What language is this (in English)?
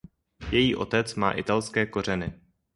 Czech